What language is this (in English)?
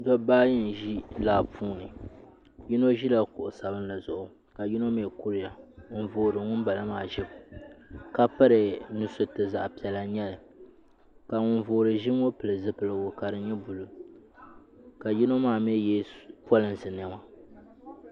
Dagbani